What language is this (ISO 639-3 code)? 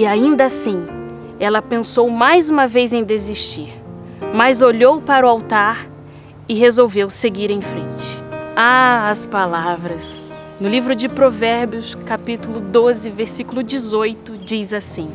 por